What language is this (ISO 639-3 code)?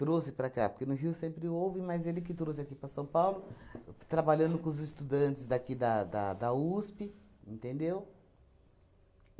por